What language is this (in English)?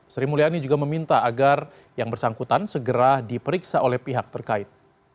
Indonesian